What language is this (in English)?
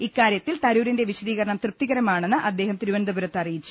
Malayalam